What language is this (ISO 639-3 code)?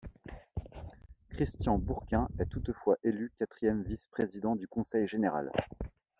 fra